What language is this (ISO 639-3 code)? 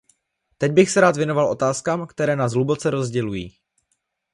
ces